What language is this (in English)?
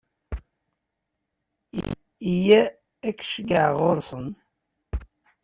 Kabyle